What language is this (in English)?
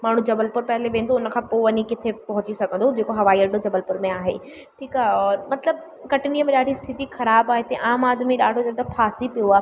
Sindhi